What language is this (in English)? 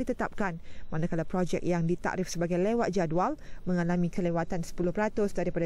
Malay